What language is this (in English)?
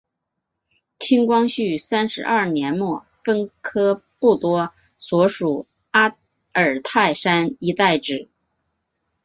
Chinese